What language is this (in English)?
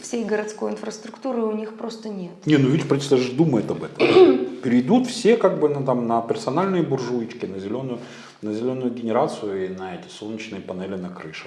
Russian